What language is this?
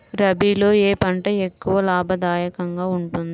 Telugu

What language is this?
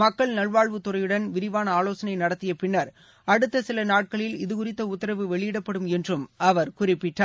Tamil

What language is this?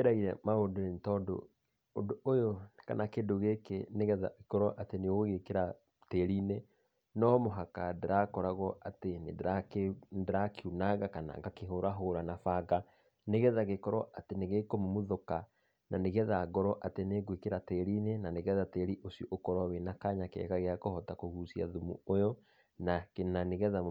Kikuyu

